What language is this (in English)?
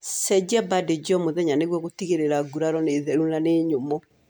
Kikuyu